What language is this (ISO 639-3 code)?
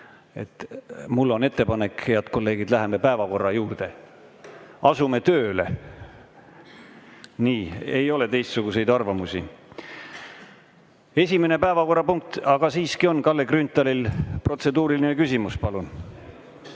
est